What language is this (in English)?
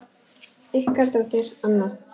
Icelandic